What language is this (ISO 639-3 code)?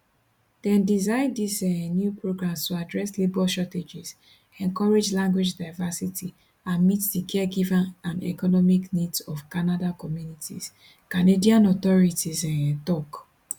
pcm